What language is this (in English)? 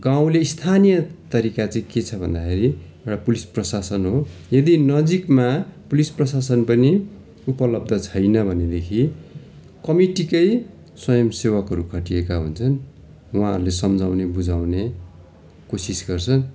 Nepali